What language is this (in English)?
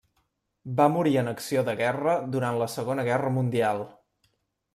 Catalan